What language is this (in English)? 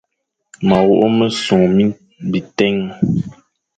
Fang